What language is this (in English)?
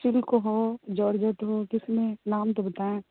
Urdu